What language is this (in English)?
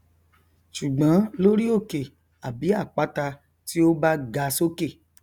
Yoruba